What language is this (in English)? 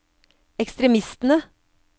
Norwegian